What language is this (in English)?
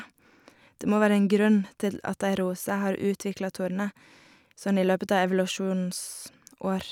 Norwegian